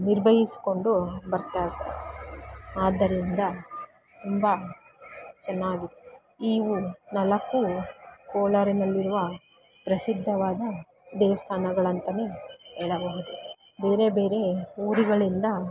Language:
Kannada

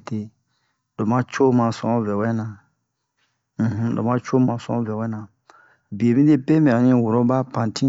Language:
Bomu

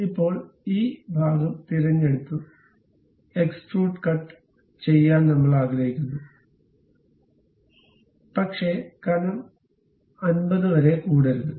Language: Malayalam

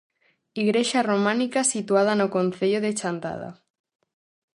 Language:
Galician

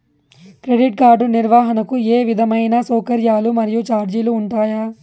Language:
Telugu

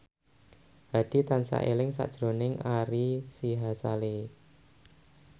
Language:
Javanese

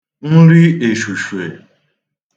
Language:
Igbo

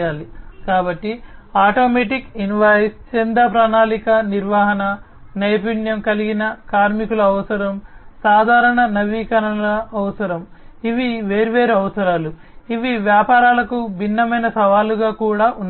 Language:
Telugu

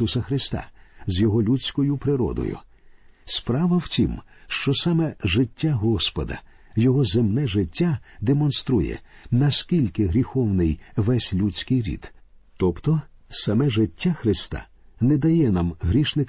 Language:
Ukrainian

